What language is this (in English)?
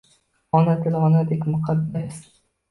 Uzbek